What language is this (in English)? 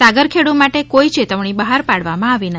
Gujarati